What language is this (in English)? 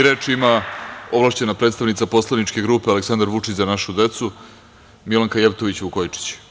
Serbian